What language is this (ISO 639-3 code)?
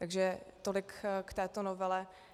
ces